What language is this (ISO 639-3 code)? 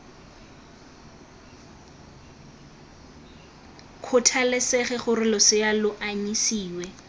tsn